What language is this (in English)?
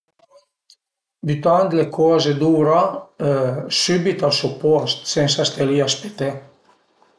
Piedmontese